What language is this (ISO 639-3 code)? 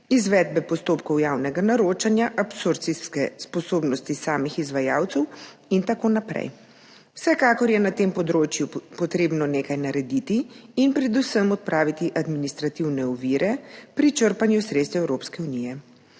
slv